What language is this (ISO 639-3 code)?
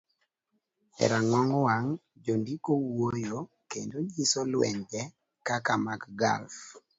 luo